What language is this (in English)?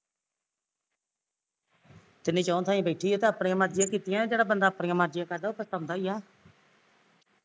Punjabi